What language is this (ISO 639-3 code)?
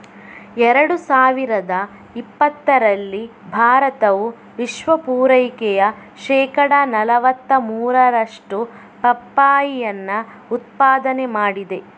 kan